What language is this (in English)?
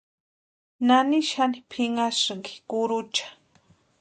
Western Highland Purepecha